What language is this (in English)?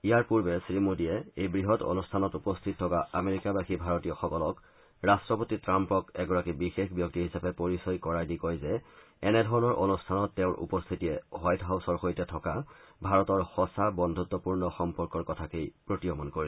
Assamese